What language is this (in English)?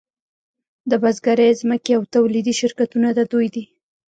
Pashto